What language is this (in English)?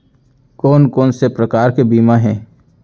Chhattisgarhi